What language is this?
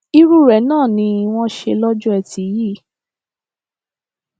Yoruba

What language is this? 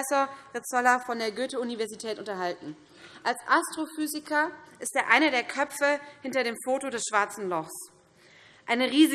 German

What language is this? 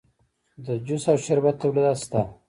Pashto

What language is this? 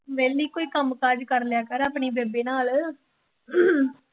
Punjabi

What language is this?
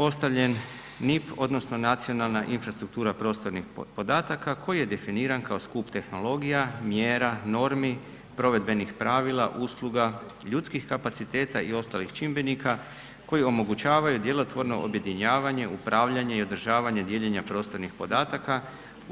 Croatian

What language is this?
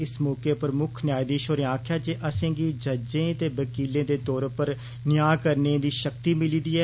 Dogri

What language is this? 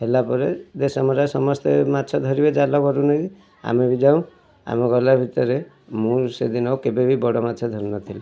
Odia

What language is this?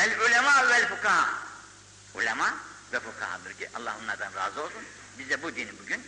Turkish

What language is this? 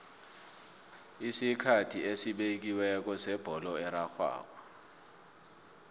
South Ndebele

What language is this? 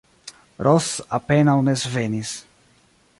Esperanto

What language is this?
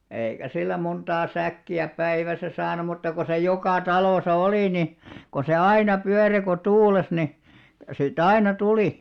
Finnish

